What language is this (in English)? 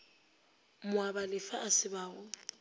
Northern Sotho